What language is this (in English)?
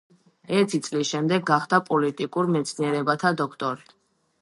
Georgian